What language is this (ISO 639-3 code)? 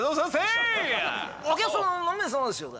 jpn